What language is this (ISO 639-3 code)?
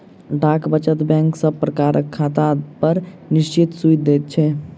mai